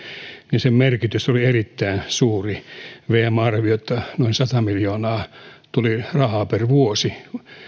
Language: Finnish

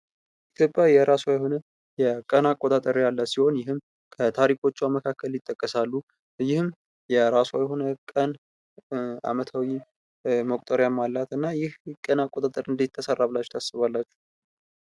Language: Amharic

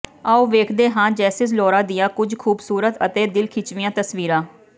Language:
Punjabi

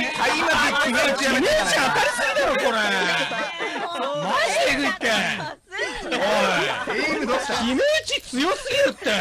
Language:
Japanese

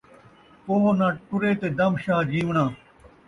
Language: Saraiki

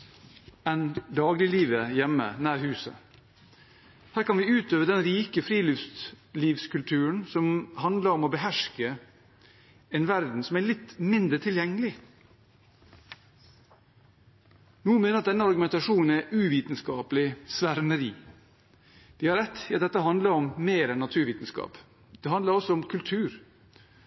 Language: Norwegian Bokmål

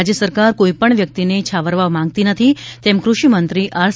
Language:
Gujarati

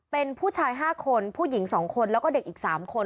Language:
Thai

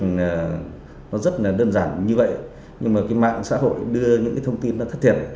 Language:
Vietnamese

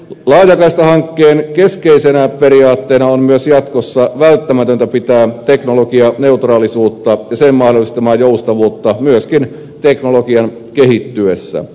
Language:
Finnish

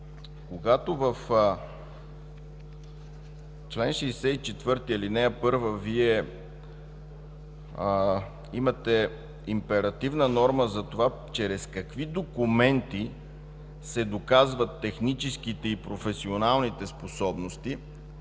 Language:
Bulgarian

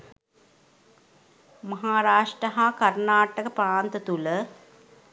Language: Sinhala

